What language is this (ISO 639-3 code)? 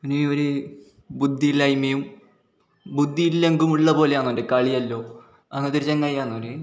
mal